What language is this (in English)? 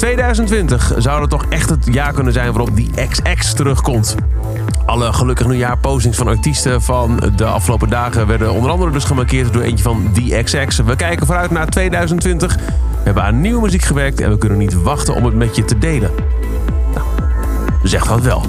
Dutch